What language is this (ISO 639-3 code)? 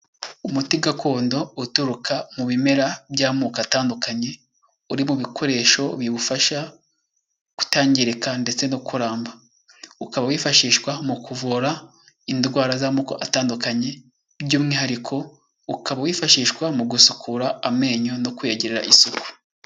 kin